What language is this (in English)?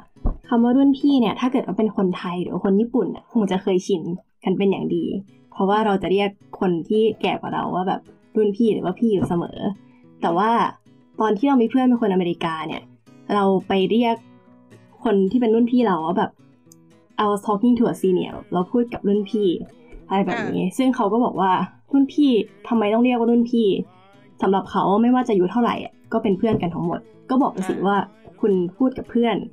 Thai